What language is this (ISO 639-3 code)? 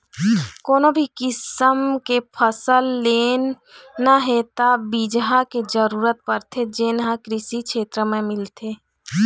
hne